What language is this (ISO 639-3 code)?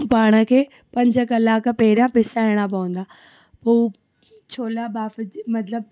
snd